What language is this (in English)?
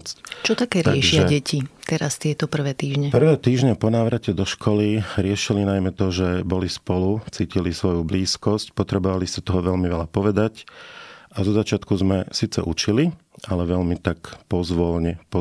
Slovak